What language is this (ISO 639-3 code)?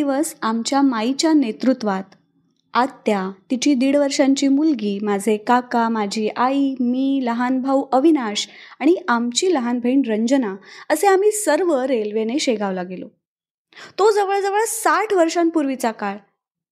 mar